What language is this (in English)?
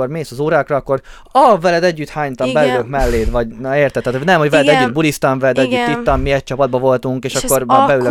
Hungarian